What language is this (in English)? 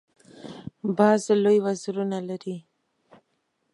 Pashto